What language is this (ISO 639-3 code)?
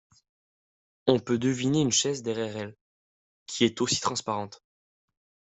fra